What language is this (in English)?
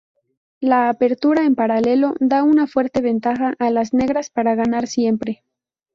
Spanish